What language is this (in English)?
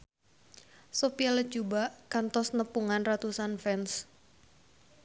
Sundanese